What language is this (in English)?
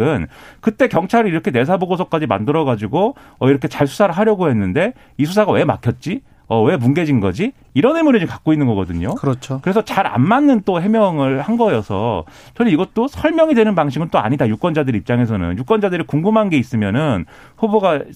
Korean